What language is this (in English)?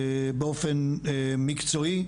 Hebrew